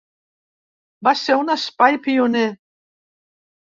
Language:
Catalan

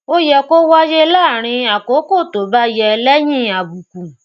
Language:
Yoruba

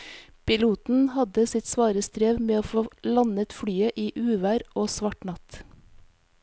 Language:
Norwegian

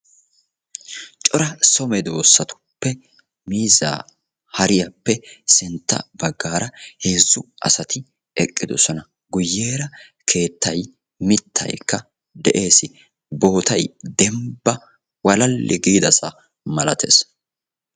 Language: Wolaytta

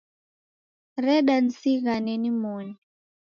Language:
Taita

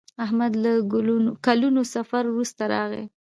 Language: Pashto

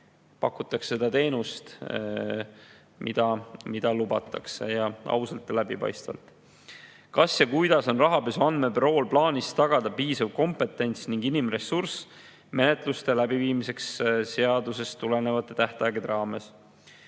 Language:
Estonian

